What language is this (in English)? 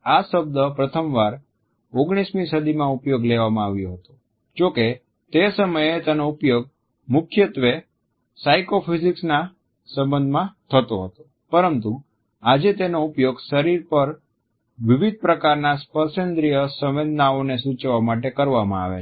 Gujarati